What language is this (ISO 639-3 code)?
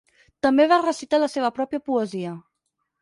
cat